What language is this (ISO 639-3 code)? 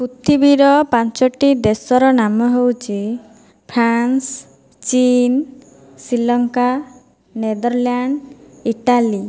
ori